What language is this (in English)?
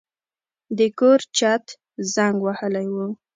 Pashto